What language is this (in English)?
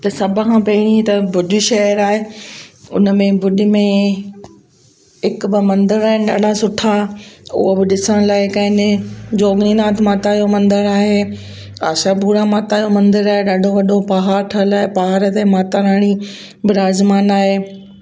Sindhi